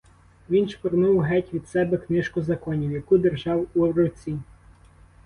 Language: Ukrainian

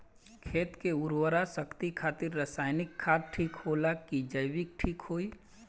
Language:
Bhojpuri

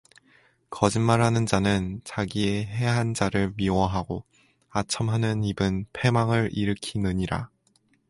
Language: Korean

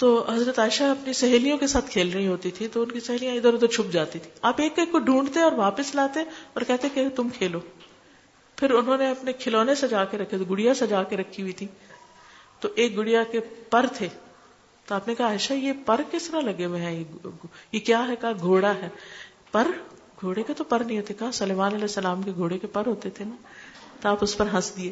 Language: Urdu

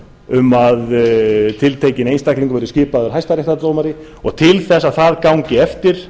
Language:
Icelandic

